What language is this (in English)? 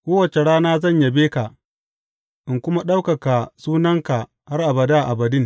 Hausa